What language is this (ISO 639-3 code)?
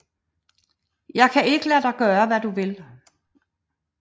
dan